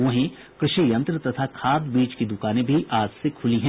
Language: Hindi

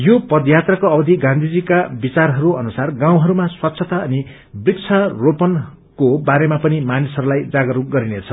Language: Nepali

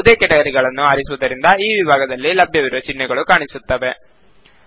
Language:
Kannada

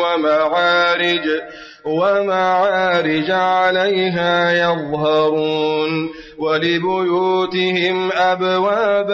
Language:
Arabic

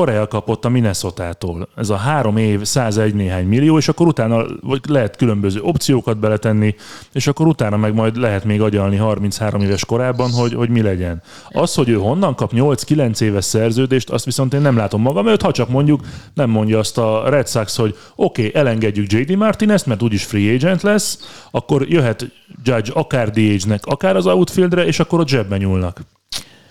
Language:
Hungarian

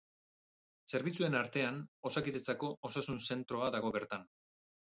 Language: Basque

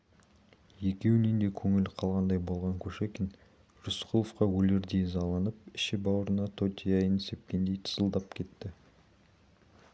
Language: Kazakh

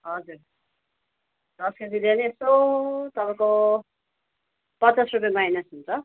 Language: Nepali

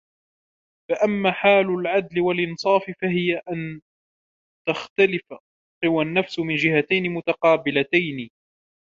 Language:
Arabic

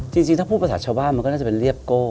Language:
Thai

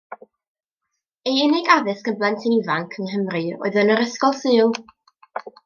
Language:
Welsh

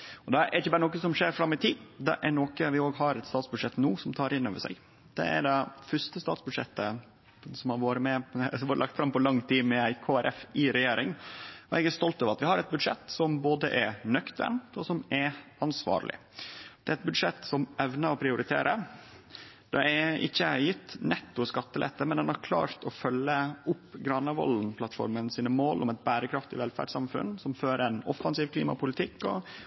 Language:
Norwegian Nynorsk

